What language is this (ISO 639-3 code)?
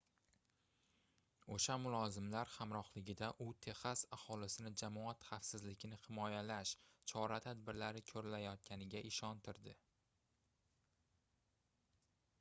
uzb